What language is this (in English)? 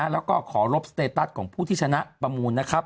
Thai